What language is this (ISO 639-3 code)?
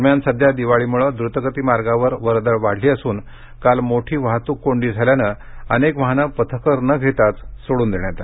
mar